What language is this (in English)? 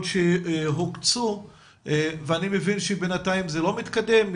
Hebrew